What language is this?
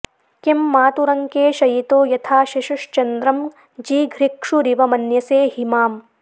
Sanskrit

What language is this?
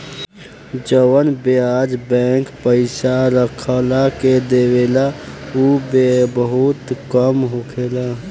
Bhojpuri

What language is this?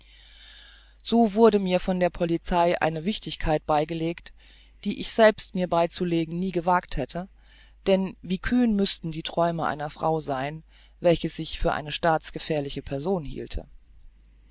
German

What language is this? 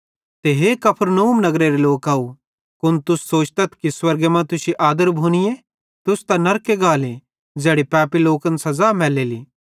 Bhadrawahi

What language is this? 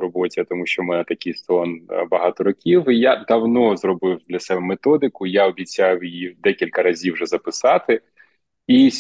Ukrainian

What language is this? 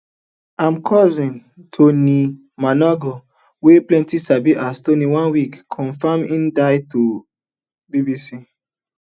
Nigerian Pidgin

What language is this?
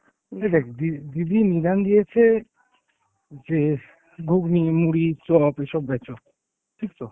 Bangla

